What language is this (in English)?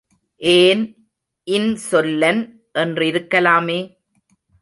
Tamil